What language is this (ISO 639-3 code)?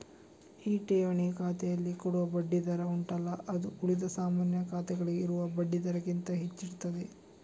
kan